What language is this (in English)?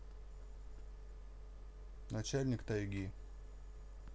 Russian